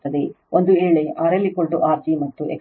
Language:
Kannada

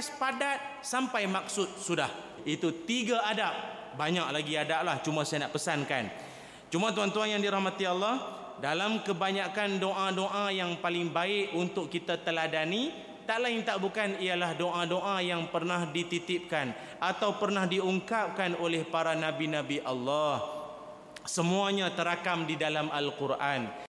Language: Malay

